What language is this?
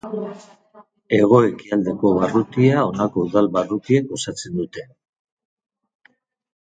Basque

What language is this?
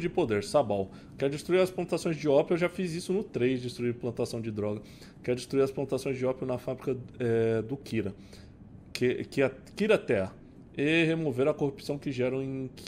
Portuguese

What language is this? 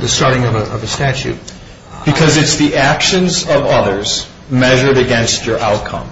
English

